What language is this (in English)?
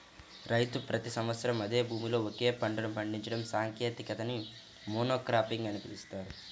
Telugu